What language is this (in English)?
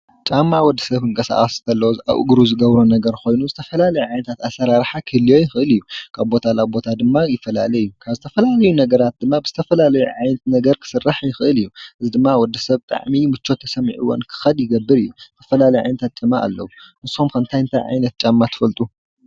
Tigrinya